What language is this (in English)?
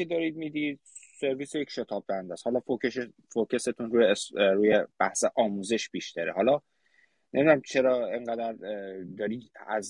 Persian